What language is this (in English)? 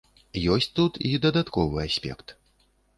Belarusian